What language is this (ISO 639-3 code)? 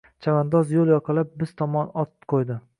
uzb